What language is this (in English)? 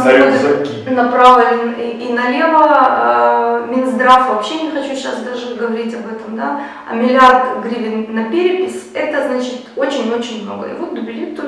Russian